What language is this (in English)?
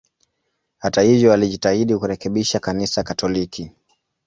Swahili